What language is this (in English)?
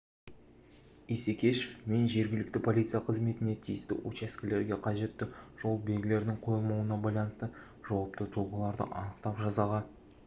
Kazakh